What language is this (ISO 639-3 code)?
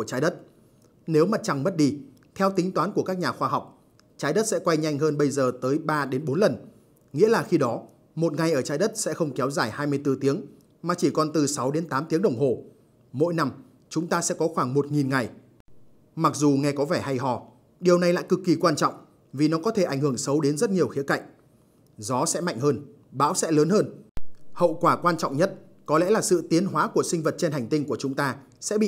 vie